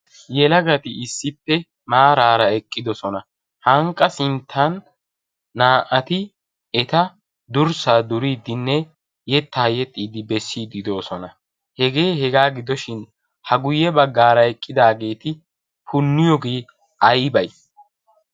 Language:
Wolaytta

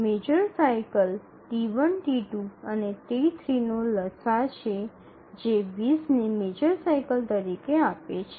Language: Gujarati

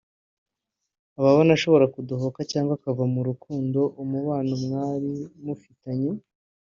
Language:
Kinyarwanda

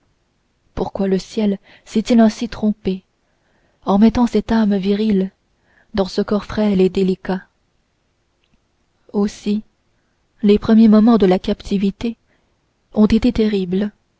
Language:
French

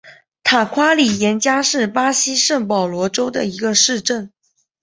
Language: Chinese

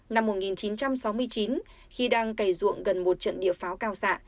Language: Vietnamese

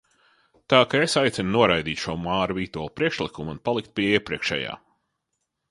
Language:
Latvian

